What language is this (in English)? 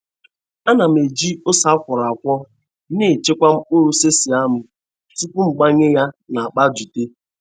Igbo